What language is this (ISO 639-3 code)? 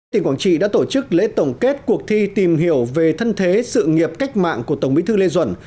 vie